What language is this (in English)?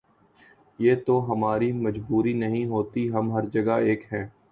Urdu